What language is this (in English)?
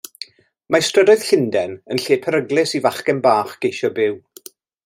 Welsh